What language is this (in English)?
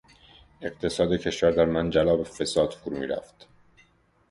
Persian